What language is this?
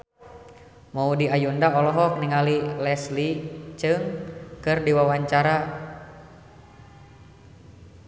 Sundanese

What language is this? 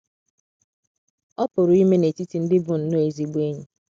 Igbo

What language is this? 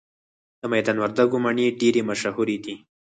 Pashto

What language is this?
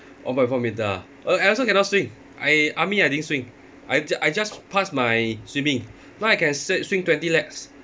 English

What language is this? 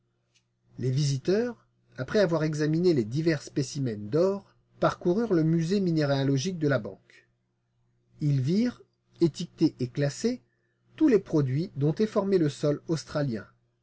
French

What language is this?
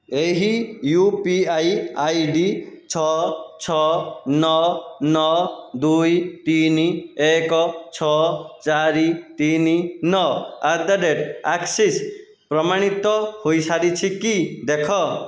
Odia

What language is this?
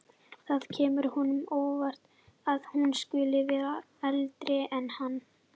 Icelandic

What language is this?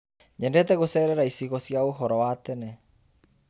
Kikuyu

